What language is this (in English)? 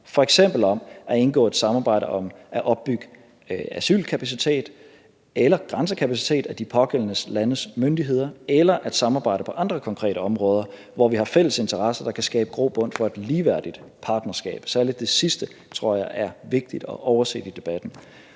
Danish